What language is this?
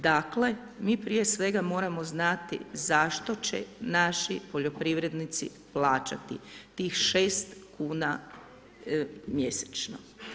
Croatian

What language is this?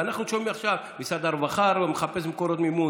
Hebrew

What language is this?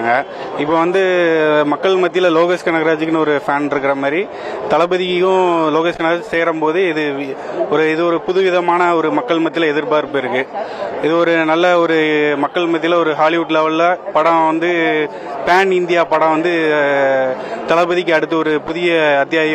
Romanian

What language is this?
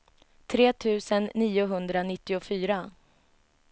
Swedish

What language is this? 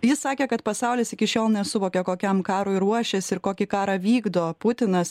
Lithuanian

